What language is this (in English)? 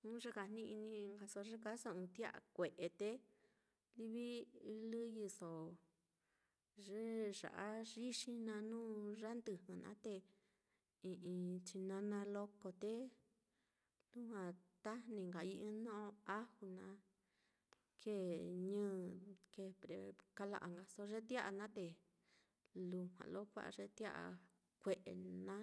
Mitlatongo Mixtec